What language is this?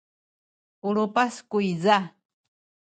Sakizaya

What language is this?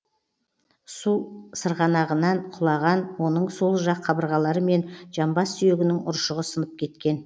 Kazakh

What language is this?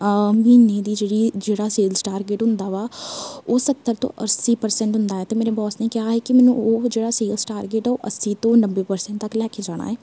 Punjabi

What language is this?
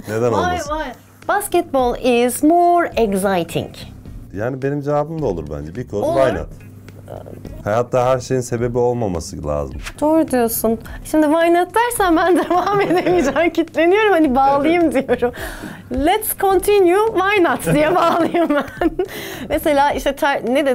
Turkish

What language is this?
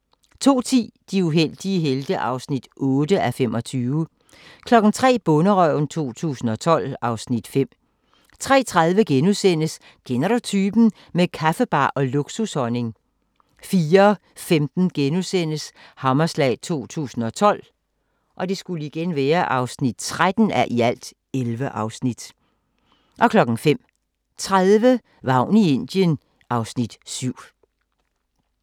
Danish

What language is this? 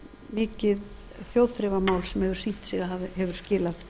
Icelandic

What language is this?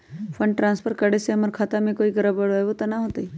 Magahi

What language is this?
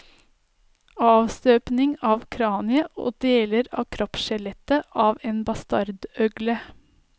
Norwegian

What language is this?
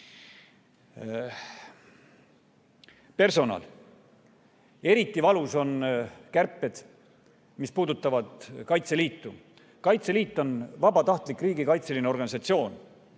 Estonian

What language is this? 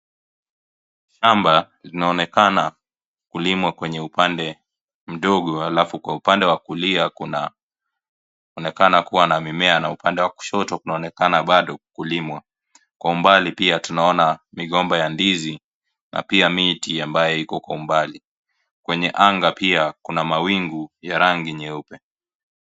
Swahili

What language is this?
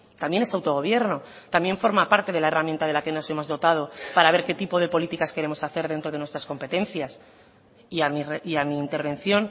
Spanish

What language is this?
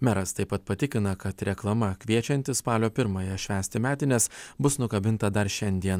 Lithuanian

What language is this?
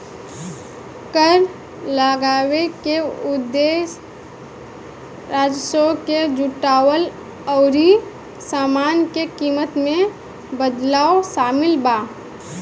Bhojpuri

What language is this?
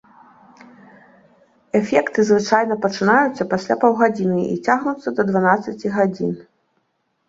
Belarusian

